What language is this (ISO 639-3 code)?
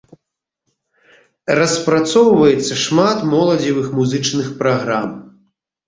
bel